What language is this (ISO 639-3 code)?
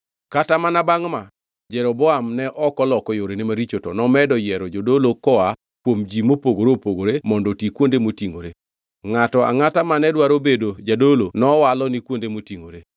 luo